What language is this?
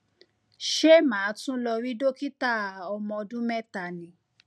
Yoruba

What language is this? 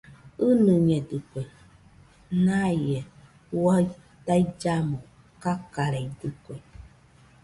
Nüpode Huitoto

